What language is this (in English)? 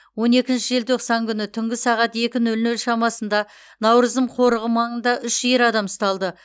Kazakh